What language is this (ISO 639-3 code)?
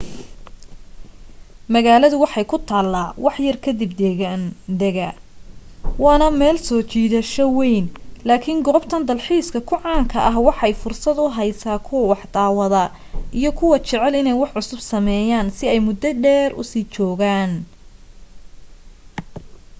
som